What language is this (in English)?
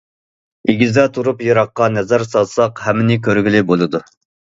Uyghur